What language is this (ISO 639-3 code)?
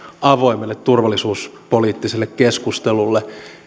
fin